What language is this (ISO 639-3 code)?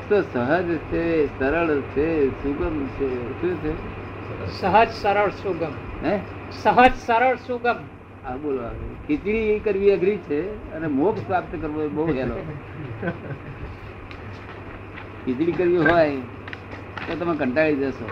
guj